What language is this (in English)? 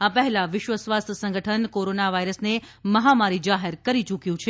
Gujarati